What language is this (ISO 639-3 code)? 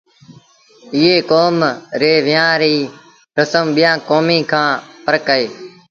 sbn